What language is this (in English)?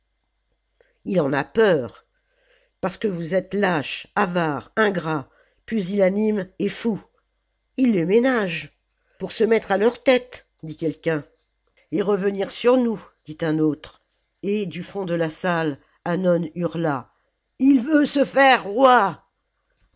French